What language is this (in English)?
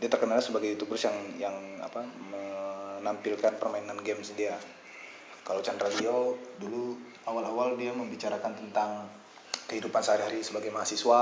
Indonesian